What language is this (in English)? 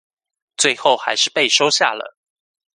Chinese